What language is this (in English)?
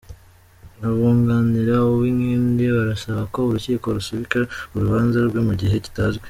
Kinyarwanda